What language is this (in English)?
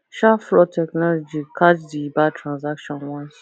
Nigerian Pidgin